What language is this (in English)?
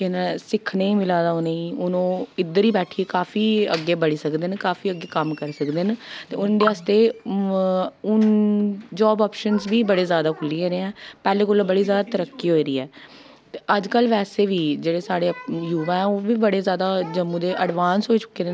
Dogri